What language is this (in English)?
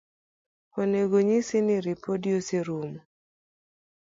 Luo (Kenya and Tanzania)